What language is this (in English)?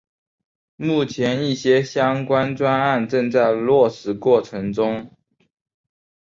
Chinese